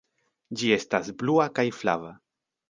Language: Esperanto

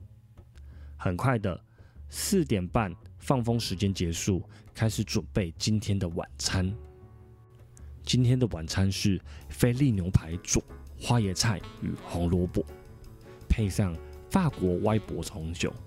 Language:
Chinese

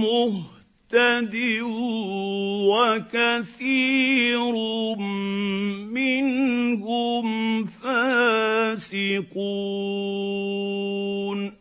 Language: Arabic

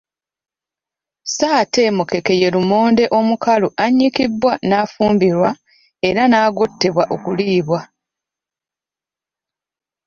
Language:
Ganda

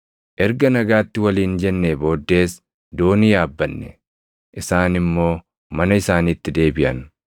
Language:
Oromo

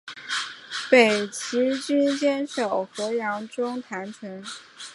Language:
Chinese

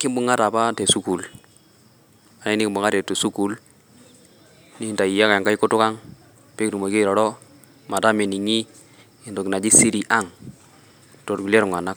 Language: Masai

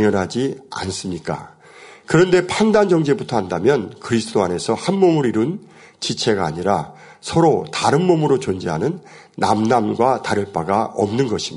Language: Korean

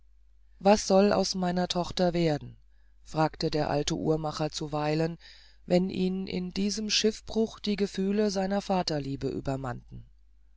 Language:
German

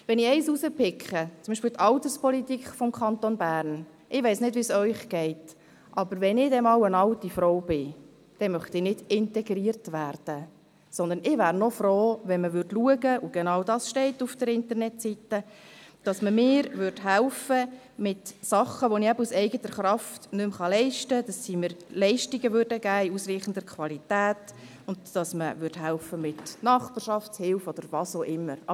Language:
Swiss German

